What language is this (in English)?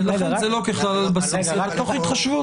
Hebrew